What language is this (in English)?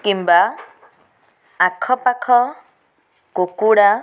Odia